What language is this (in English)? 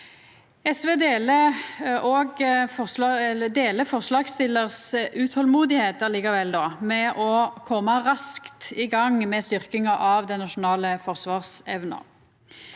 Norwegian